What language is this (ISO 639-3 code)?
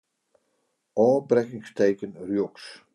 fry